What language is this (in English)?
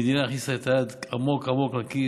Hebrew